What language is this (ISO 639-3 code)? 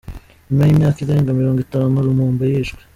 kin